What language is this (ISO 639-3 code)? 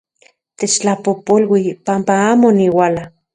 ncx